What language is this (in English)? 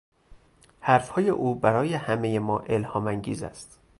Persian